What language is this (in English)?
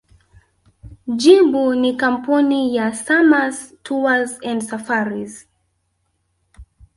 Swahili